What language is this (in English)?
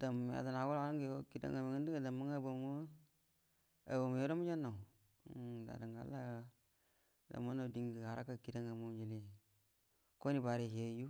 Buduma